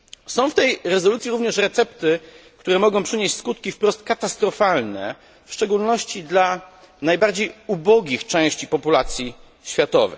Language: Polish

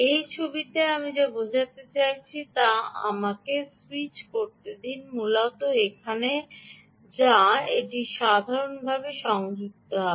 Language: Bangla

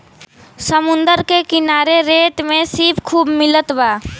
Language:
Bhojpuri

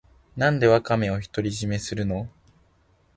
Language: Japanese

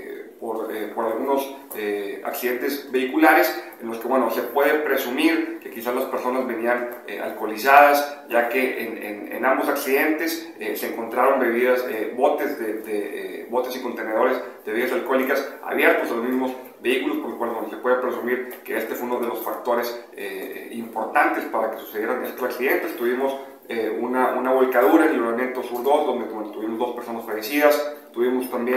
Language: Spanish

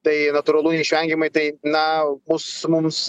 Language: Lithuanian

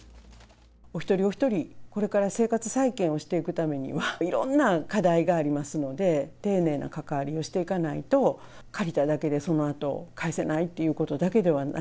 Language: Japanese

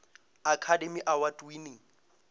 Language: Northern Sotho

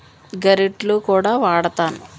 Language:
Telugu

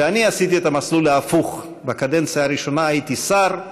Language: Hebrew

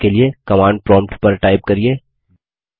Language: Hindi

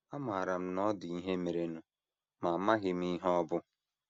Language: Igbo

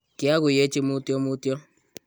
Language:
Kalenjin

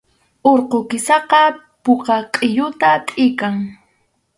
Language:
Arequipa-La Unión Quechua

